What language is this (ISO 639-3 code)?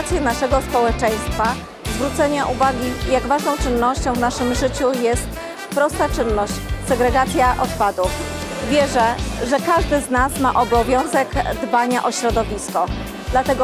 pol